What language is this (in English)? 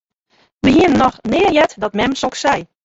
Western Frisian